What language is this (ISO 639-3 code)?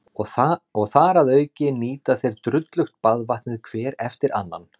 isl